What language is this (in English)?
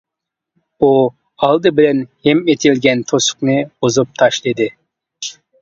Uyghur